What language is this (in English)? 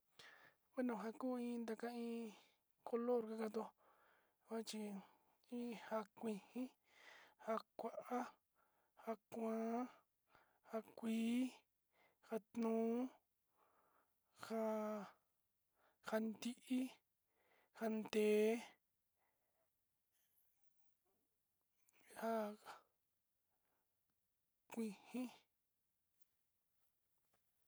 Sinicahua Mixtec